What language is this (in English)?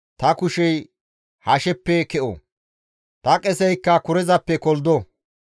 Gamo